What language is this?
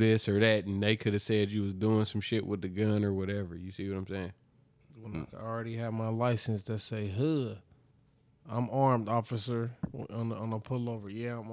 English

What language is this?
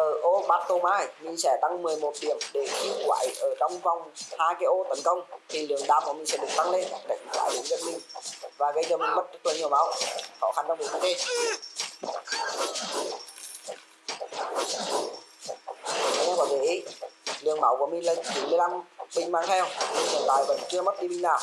Vietnamese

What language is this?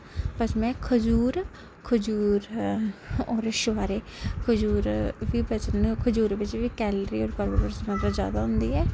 Dogri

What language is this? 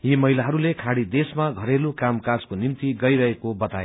Nepali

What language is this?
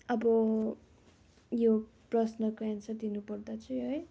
Nepali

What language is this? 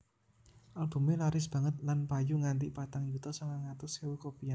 Javanese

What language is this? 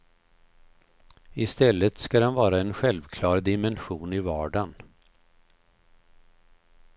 Swedish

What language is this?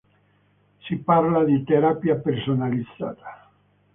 Italian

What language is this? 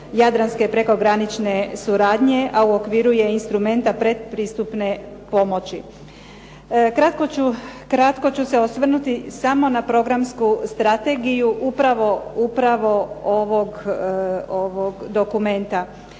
Croatian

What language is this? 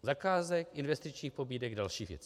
Czech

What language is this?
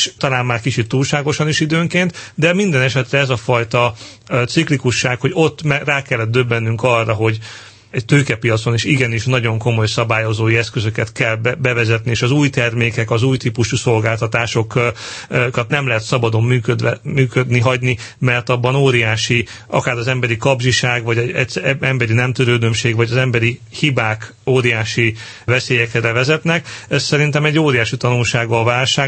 Hungarian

